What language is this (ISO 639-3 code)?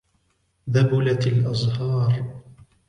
ara